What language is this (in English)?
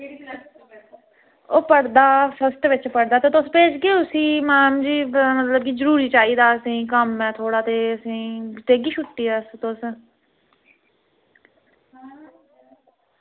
Dogri